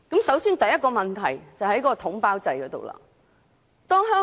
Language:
Cantonese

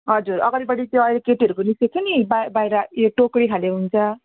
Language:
Nepali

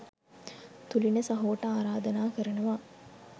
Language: Sinhala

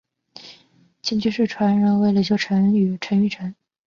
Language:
Chinese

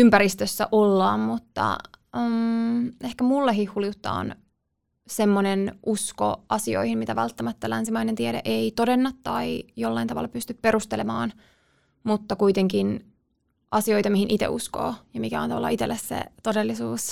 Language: Finnish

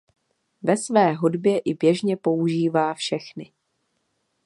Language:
Czech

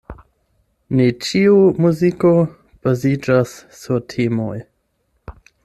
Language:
Esperanto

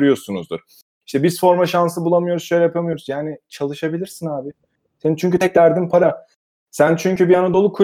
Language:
Turkish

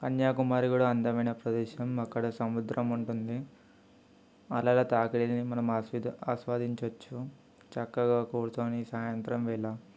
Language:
Telugu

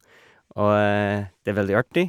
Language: Norwegian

